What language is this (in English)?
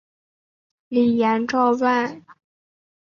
Chinese